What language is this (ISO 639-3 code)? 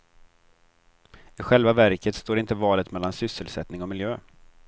swe